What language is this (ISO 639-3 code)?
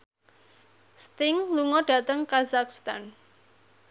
jav